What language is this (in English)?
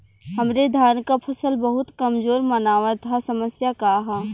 Bhojpuri